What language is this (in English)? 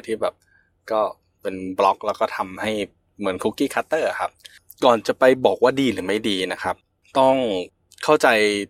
Thai